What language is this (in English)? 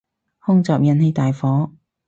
Cantonese